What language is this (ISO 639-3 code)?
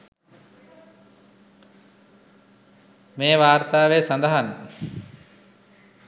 sin